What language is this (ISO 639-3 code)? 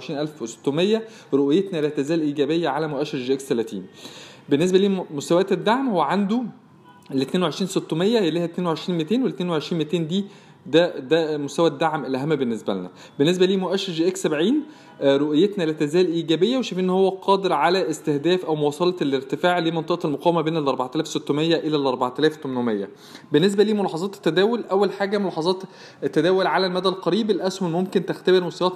ara